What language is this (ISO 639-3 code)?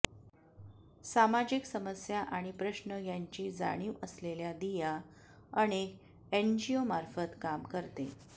mar